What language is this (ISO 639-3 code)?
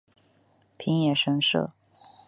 zho